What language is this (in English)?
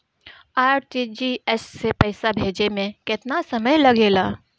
Bhojpuri